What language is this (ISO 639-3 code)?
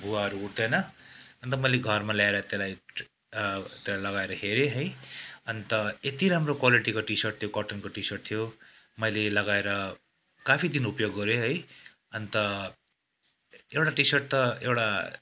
nep